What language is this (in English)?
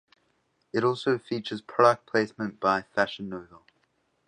English